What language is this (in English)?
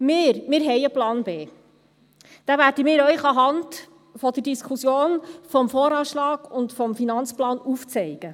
Swiss German